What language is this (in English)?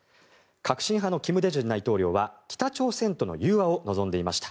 Japanese